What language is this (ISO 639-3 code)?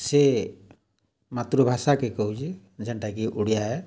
ori